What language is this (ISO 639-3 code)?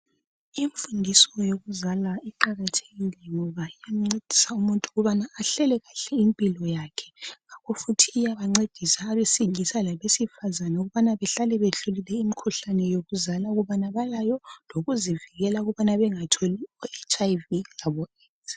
nde